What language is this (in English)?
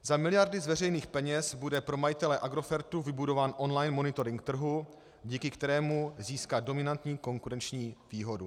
Czech